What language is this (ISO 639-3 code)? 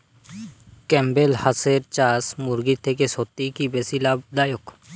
ben